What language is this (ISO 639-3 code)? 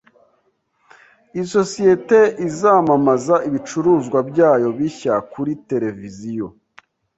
kin